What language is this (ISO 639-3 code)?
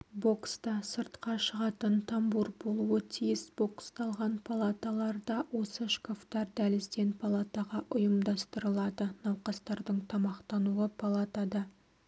kaz